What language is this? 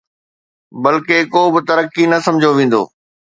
Sindhi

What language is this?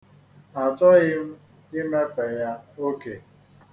Igbo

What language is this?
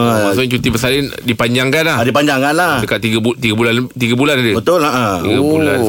Malay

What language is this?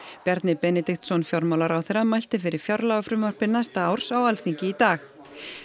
Icelandic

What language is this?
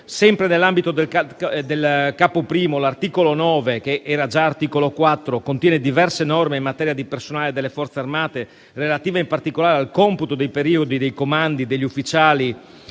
Italian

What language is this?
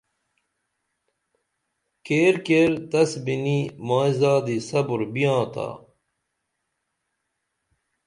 Dameli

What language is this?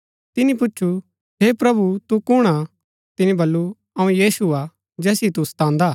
Gaddi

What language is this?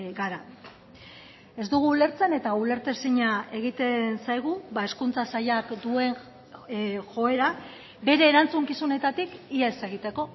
Basque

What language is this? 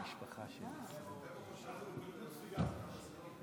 Hebrew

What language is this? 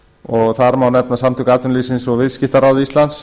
Icelandic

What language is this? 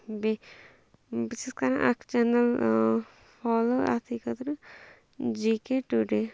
Kashmiri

